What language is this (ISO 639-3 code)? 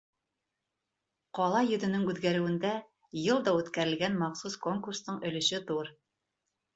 bak